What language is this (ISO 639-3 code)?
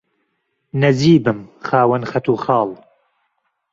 ckb